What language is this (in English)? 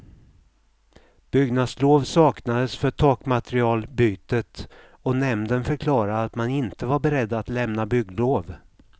Swedish